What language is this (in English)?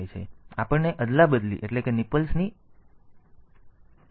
Gujarati